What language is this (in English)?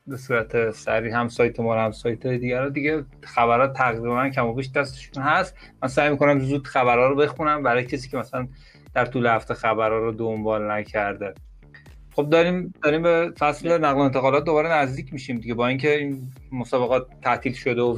Persian